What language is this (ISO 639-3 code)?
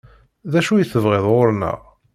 kab